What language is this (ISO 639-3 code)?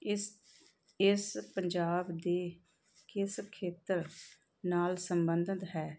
pan